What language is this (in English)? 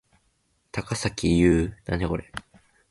Japanese